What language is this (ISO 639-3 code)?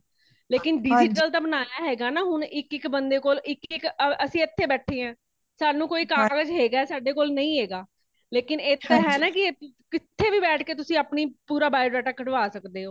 pan